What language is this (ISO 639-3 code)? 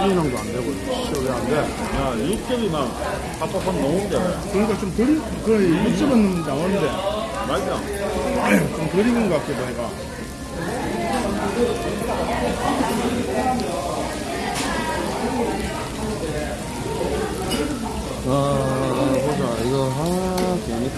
kor